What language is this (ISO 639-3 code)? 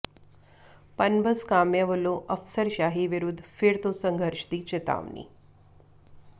pan